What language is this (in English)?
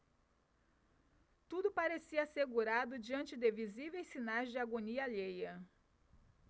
Portuguese